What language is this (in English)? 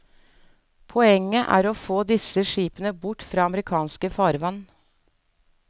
Norwegian